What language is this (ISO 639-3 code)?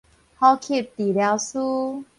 nan